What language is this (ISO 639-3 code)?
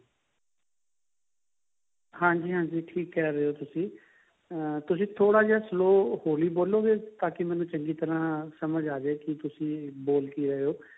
pan